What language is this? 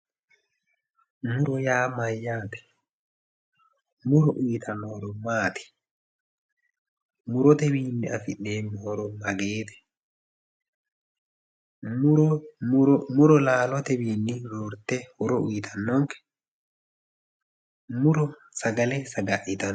Sidamo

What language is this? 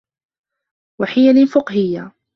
Arabic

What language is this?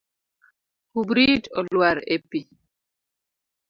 Luo (Kenya and Tanzania)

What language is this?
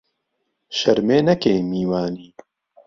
Central Kurdish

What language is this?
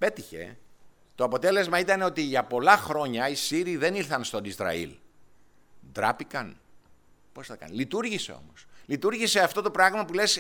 Greek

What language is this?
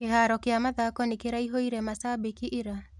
Kikuyu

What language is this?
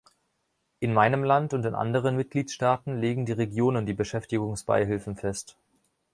German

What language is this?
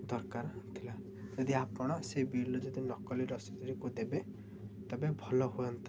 Odia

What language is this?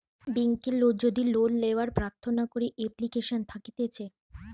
Bangla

